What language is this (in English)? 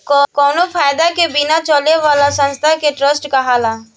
Bhojpuri